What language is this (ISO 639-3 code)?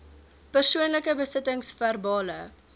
afr